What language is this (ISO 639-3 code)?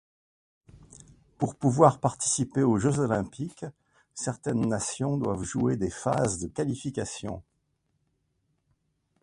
fra